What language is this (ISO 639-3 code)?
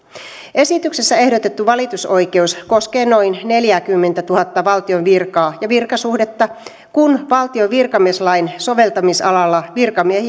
fin